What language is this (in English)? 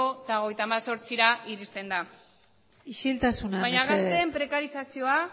Basque